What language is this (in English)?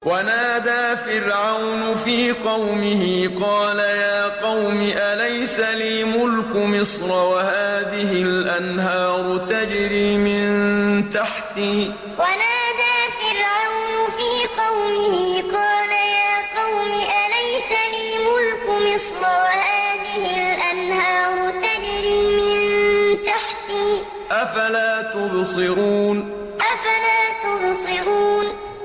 Arabic